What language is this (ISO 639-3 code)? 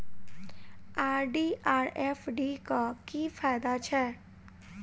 mai